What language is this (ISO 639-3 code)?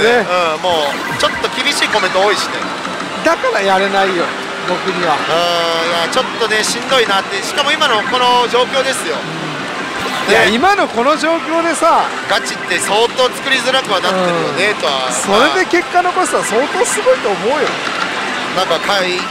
jpn